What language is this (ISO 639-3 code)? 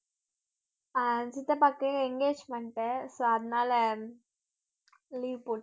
tam